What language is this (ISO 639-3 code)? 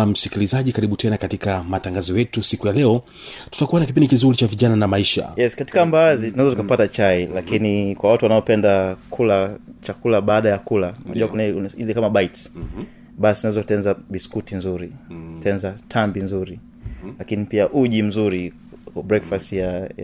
swa